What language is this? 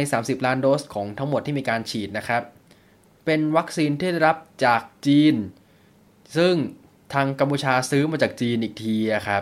Thai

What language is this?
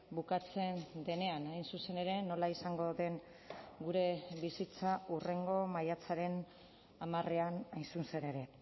Basque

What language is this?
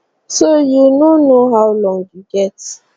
Nigerian Pidgin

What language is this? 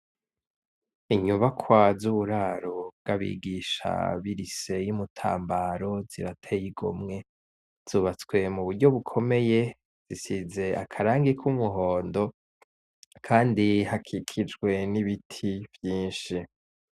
Rundi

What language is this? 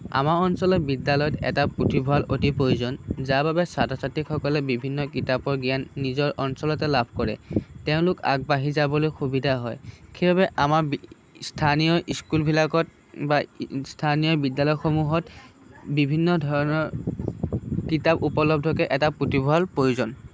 Assamese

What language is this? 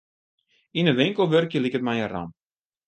Western Frisian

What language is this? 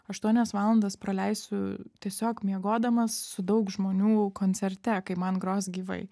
Lithuanian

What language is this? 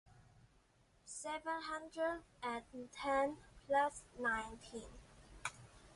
Chinese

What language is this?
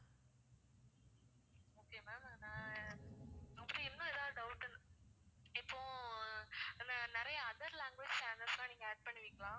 Tamil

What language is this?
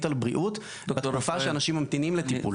Hebrew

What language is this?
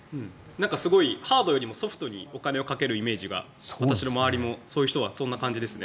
Japanese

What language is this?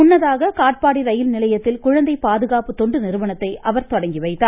Tamil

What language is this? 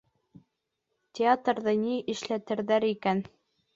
Bashkir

